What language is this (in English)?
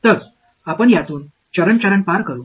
Marathi